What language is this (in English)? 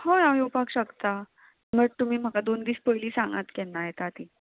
Konkani